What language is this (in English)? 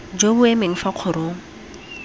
Tswana